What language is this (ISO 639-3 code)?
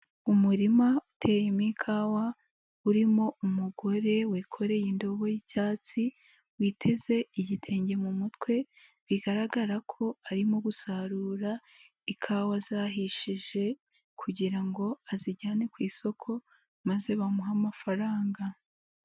kin